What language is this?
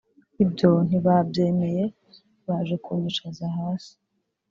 Kinyarwanda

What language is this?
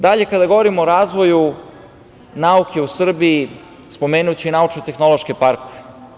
Serbian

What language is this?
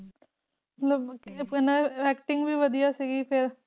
Punjabi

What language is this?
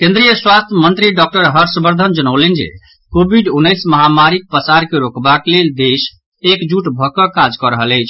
Maithili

